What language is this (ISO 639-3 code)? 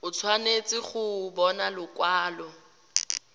tsn